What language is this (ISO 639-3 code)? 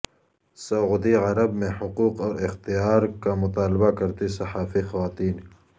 urd